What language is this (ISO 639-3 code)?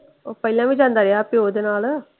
pan